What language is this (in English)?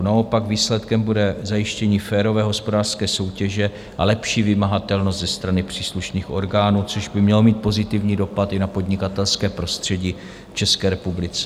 Czech